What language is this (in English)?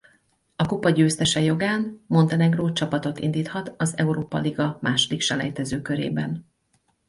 Hungarian